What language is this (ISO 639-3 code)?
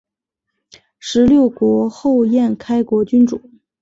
zho